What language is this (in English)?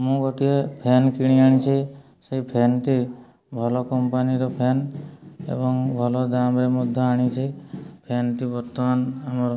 Odia